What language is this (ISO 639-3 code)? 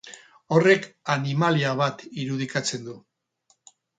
eus